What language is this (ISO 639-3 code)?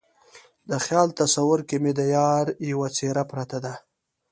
pus